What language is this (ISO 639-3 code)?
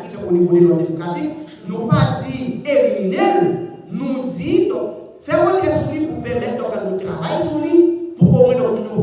fra